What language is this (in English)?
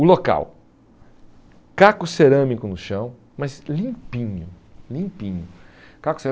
Portuguese